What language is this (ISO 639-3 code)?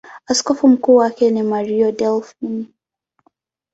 swa